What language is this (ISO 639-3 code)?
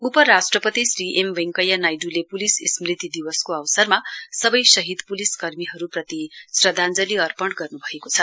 nep